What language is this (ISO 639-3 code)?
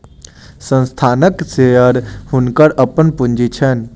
mai